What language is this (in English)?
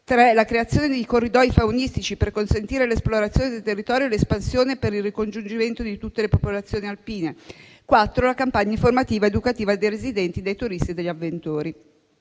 Italian